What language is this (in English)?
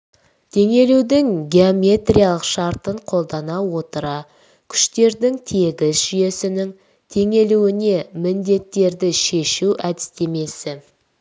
Kazakh